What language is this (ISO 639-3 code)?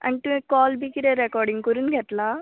kok